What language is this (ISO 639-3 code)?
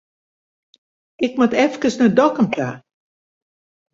fry